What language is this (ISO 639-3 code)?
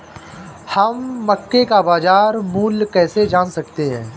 hin